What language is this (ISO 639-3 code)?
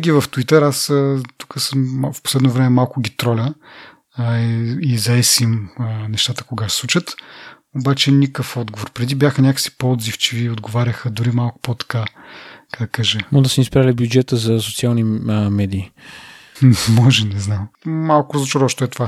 bul